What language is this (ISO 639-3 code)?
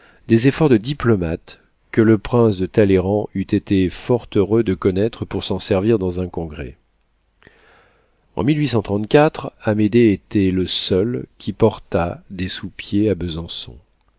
fra